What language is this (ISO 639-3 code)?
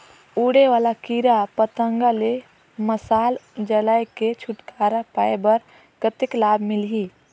hne